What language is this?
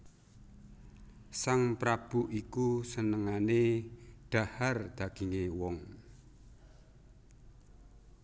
Javanese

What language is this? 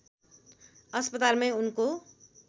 Nepali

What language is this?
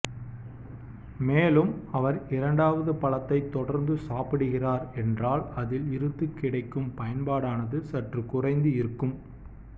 Tamil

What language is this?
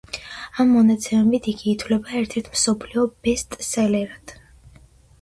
Georgian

